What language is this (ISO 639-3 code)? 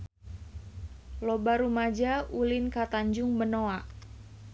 sun